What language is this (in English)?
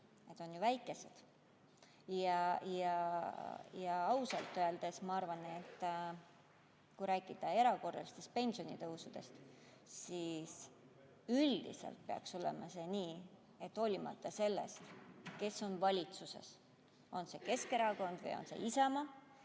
Estonian